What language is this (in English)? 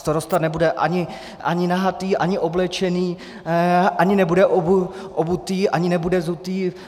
Czech